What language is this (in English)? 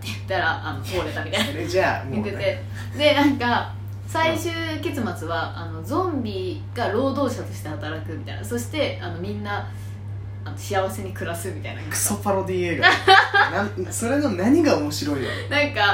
Japanese